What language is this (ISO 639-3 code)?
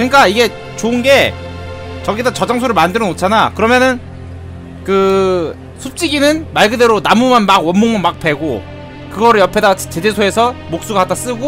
kor